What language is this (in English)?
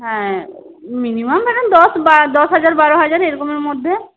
Bangla